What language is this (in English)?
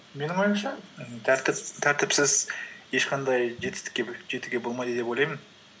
Kazakh